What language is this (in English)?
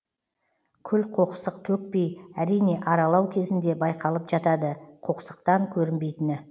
Kazakh